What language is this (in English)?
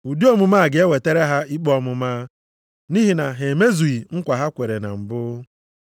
Igbo